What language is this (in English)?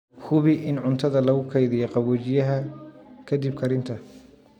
Somali